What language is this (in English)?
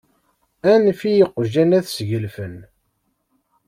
Kabyle